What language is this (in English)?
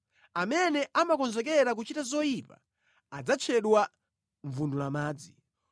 Nyanja